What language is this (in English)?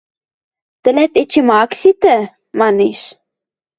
Western Mari